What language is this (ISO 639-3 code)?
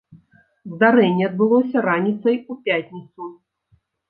bel